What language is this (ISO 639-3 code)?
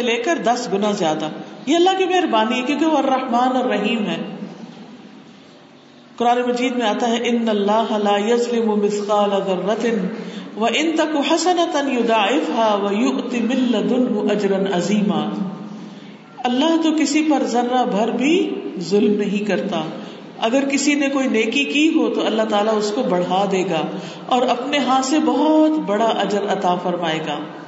urd